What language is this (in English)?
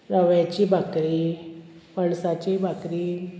Konkani